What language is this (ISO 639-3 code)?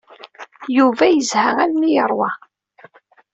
kab